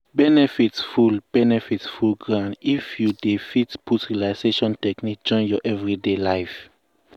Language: Nigerian Pidgin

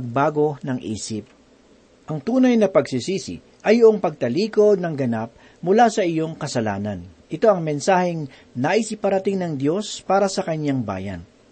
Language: Filipino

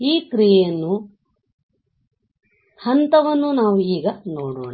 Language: Kannada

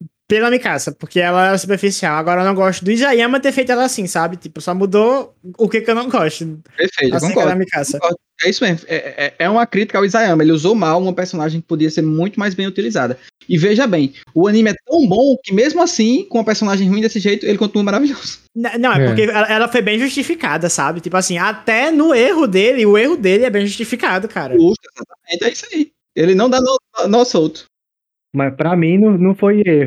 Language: Portuguese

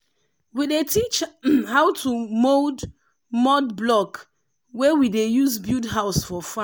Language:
Nigerian Pidgin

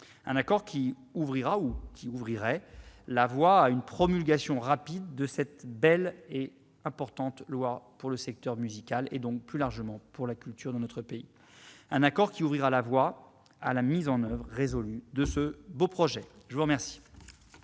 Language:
French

